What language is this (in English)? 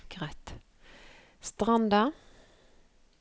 Norwegian